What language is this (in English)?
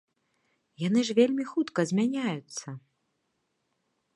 Belarusian